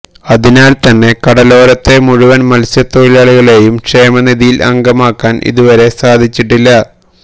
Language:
Malayalam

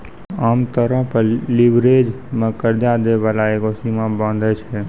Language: Maithili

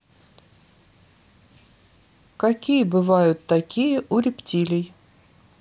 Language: Russian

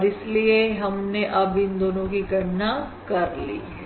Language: Hindi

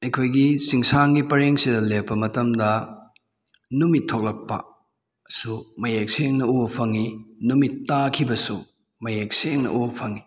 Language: Manipuri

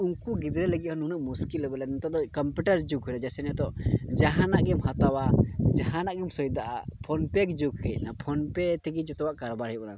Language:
Santali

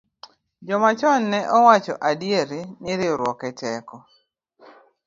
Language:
Luo (Kenya and Tanzania)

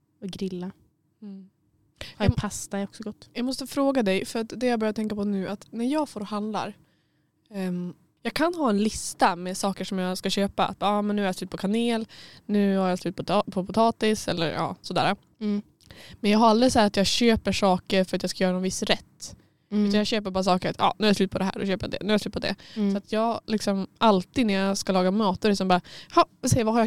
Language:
Swedish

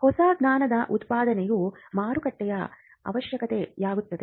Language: Kannada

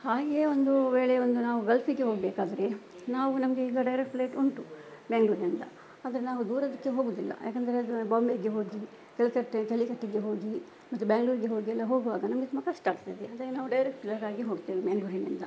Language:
Kannada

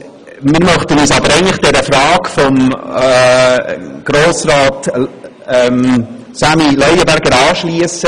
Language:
Swiss German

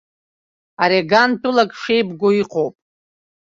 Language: Abkhazian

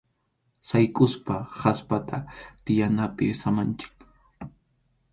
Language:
Arequipa-La Unión Quechua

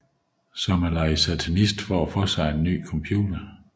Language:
Danish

